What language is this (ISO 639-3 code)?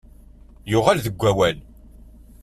kab